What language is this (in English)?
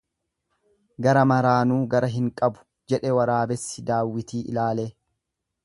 Oromo